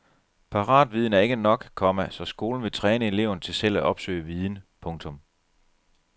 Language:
Danish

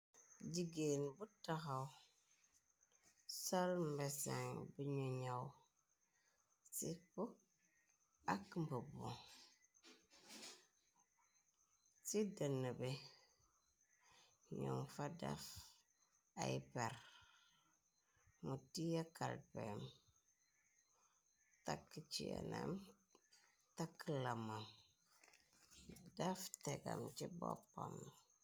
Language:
Wolof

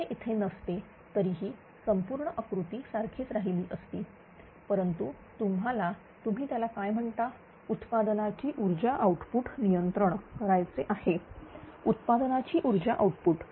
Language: Marathi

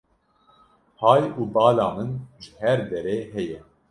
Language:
Kurdish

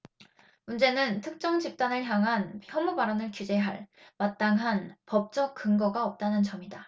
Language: Korean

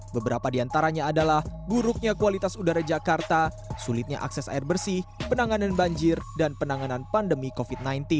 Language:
Indonesian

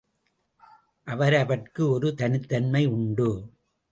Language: Tamil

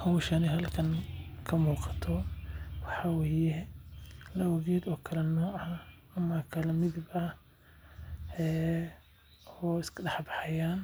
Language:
Somali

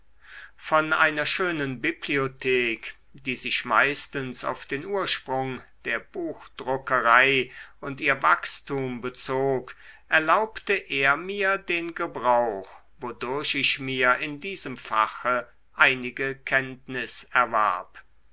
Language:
German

